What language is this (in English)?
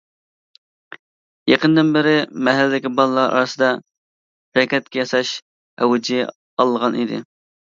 Uyghur